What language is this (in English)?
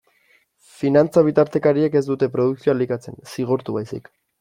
Basque